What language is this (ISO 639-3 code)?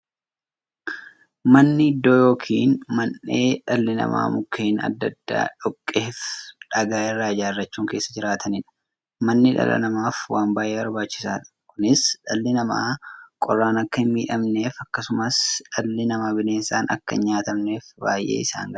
orm